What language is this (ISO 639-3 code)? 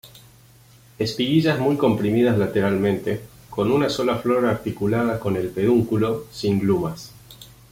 spa